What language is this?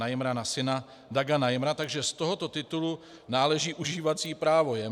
Czech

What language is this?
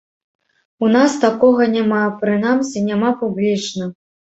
Belarusian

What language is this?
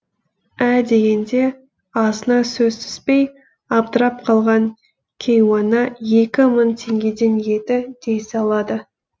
Kazakh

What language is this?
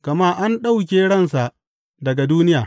Hausa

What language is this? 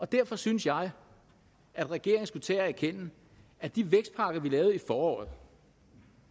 Danish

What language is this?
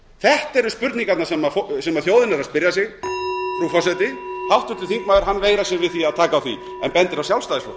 Icelandic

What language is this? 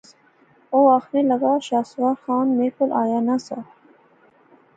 Pahari-Potwari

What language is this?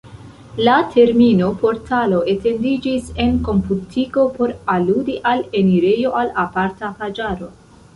Esperanto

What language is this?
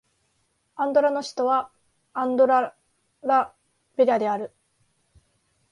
Japanese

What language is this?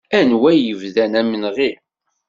Kabyle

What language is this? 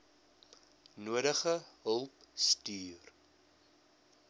Afrikaans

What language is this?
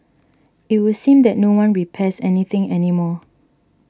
English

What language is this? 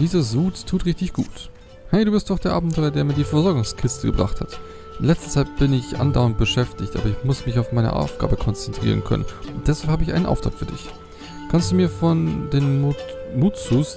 German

